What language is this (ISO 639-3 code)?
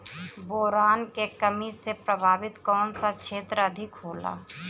bho